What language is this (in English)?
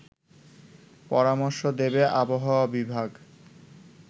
Bangla